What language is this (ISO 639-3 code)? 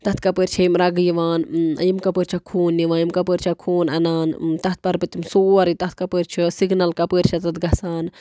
kas